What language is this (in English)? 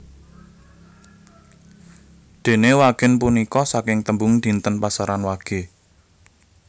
Javanese